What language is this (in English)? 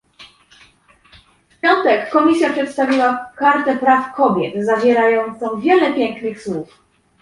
Polish